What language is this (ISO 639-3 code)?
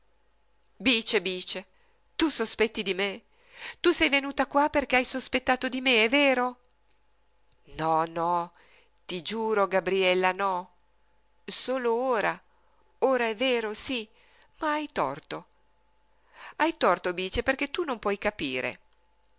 ita